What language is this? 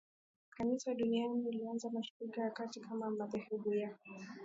Swahili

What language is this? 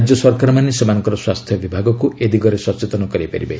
Odia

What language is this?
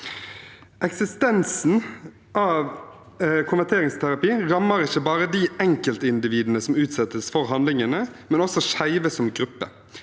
Norwegian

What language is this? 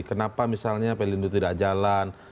Indonesian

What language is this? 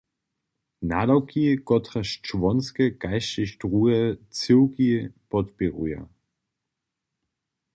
Upper Sorbian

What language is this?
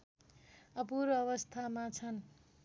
Nepali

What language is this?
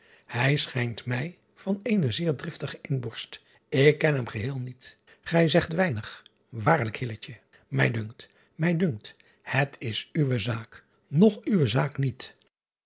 Dutch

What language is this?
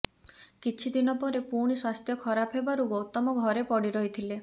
Odia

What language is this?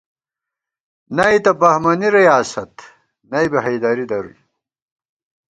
Gawar-Bati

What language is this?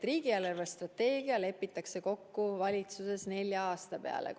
Estonian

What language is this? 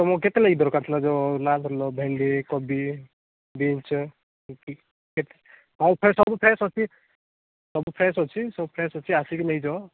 Odia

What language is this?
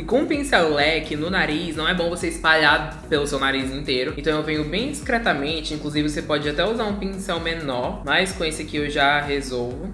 Portuguese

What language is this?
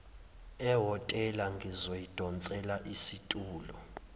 Zulu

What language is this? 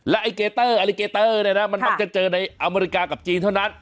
Thai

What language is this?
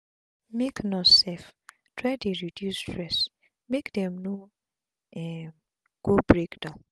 Nigerian Pidgin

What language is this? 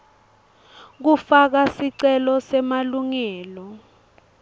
Swati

